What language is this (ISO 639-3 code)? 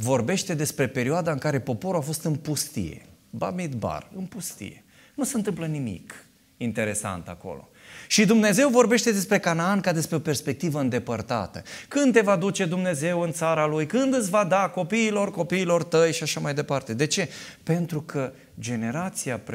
ron